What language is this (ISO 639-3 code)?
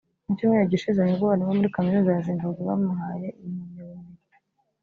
kin